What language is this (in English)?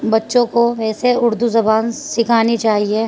Urdu